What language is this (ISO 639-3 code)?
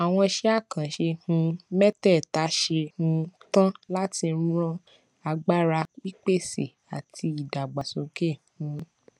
yor